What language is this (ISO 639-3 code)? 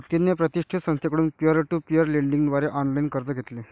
mar